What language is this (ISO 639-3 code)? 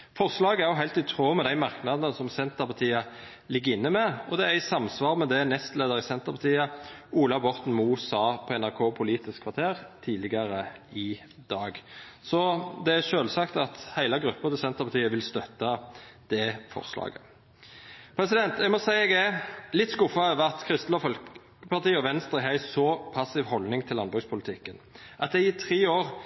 nno